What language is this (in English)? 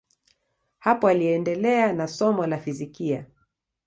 Swahili